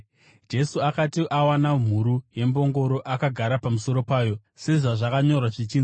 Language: Shona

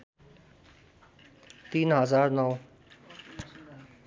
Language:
Nepali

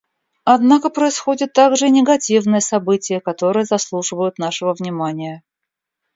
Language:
Russian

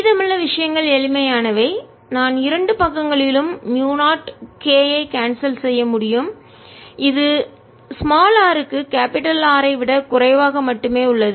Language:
Tamil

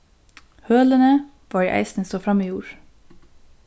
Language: Faroese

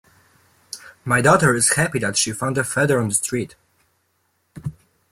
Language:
English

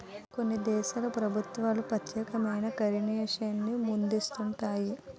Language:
Telugu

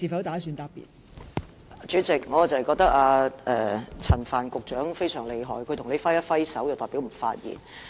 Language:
Cantonese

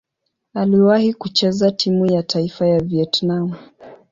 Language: Swahili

